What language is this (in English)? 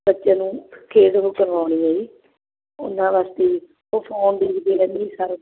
Punjabi